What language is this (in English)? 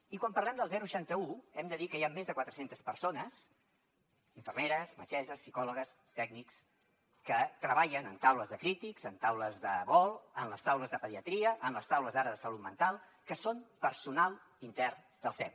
Catalan